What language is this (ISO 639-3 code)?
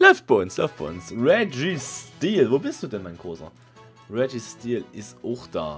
deu